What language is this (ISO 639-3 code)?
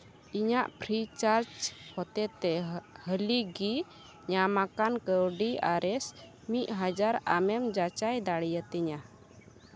sat